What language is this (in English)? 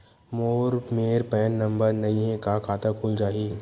Chhattisgarhi